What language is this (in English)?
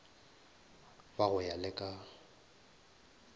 Northern Sotho